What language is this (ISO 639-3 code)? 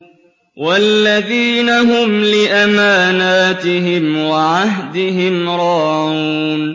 ara